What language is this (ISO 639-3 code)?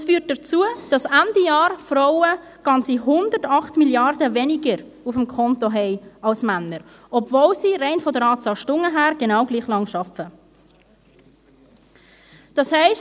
gsw